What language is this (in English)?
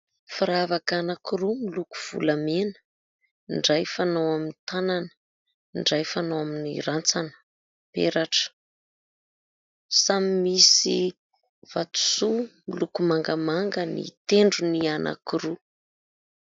Malagasy